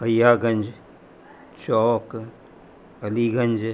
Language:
Sindhi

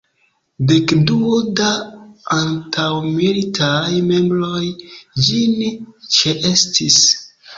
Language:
Esperanto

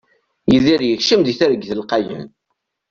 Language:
Kabyle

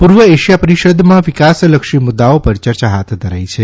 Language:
Gujarati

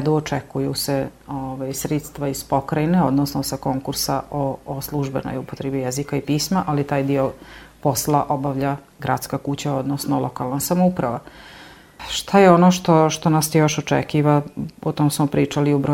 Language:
Croatian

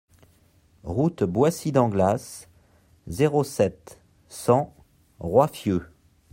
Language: French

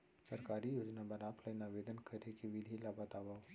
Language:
Chhattisgarhi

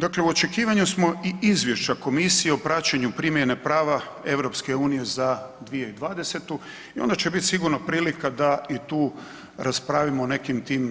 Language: Croatian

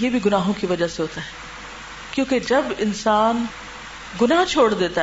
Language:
Urdu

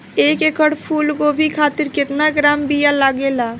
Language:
Bhojpuri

